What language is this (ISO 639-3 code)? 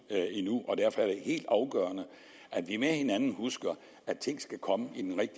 dan